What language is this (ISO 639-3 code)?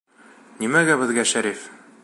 bak